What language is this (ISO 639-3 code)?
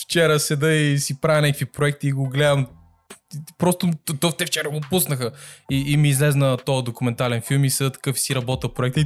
bul